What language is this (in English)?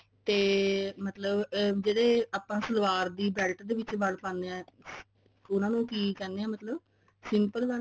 Punjabi